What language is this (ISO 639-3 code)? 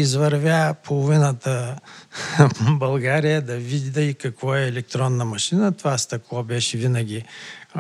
bul